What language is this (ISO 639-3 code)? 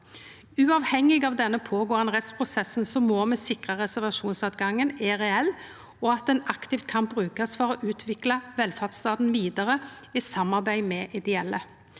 nor